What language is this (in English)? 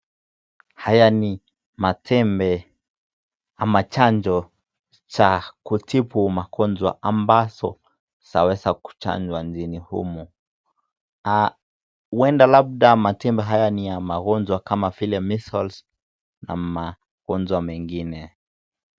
Swahili